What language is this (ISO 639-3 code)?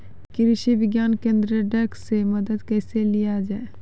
mai